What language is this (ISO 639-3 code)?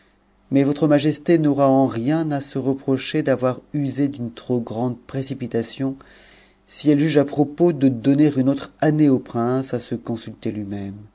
fra